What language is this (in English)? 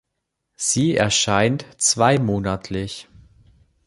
German